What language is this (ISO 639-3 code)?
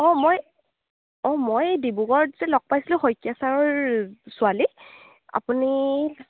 asm